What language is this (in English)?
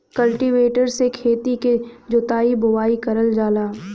Bhojpuri